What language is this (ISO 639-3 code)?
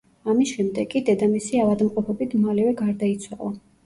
kat